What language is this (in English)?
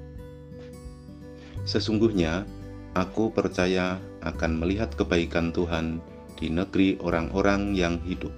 Indonesian